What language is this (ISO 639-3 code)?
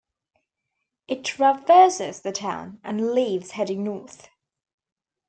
eng